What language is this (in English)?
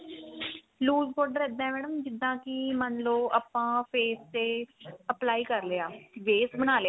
Punjabi